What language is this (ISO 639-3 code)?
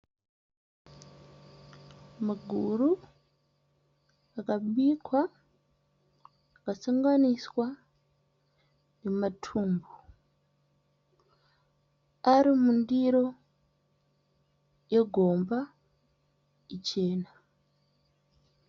sna